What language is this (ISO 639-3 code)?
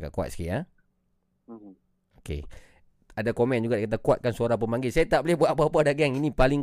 msa